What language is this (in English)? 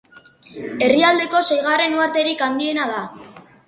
Basque